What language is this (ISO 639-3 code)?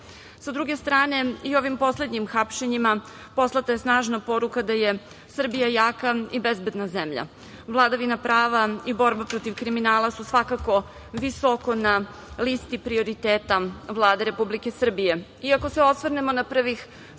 srp